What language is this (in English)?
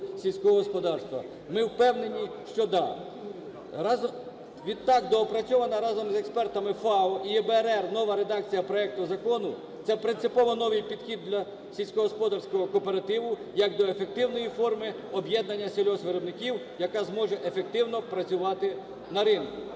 Ukrainian